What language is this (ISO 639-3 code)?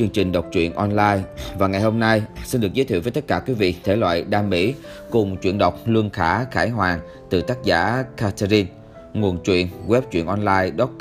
vie